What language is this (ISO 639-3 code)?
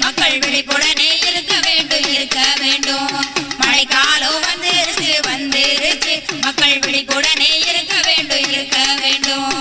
tam